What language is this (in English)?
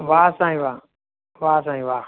Sindhi